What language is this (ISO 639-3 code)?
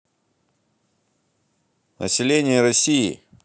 rus